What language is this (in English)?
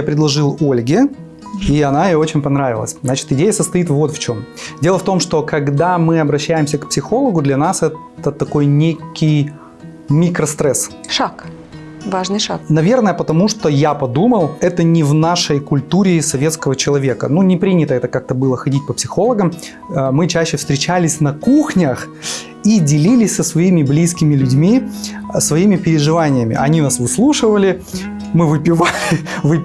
Russian